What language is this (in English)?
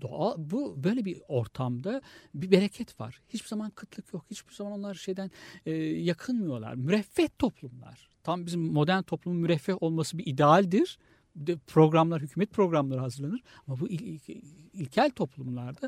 Turkish